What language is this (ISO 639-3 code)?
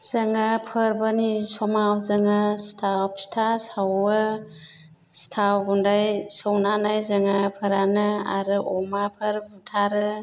brx